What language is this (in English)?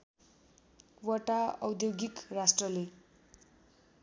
Nepali